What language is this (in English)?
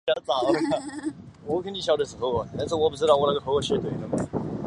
Chinese